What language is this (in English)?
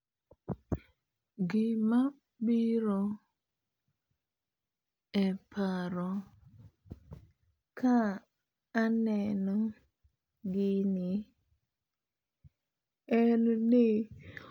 Luo (Kenya and Tanzania)